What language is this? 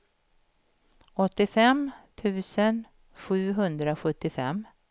Swedish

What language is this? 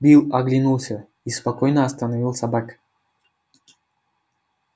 Russian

